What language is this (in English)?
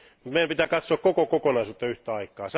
Finnish